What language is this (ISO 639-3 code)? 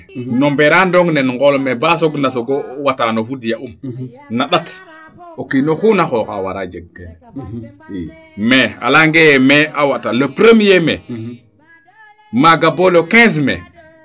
srr